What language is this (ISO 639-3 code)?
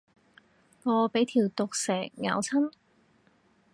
yue